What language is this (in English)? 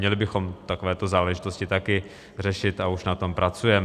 Czech